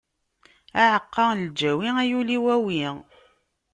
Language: Kabyle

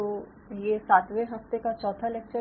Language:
Hindi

